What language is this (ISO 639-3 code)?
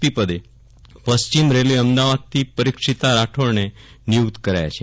guj